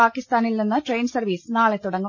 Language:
Malayalam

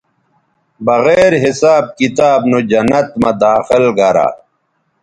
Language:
Bateri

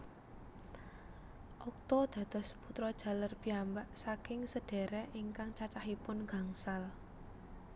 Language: Javanese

